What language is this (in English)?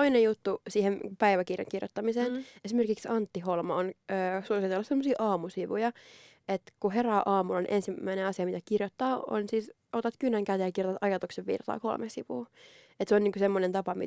Finnish